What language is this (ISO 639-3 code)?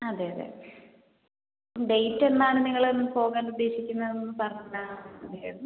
mal